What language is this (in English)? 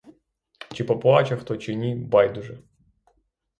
Ukrainian